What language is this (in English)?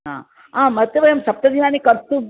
Sanskrit